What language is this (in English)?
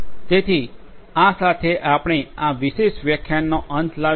Gujarati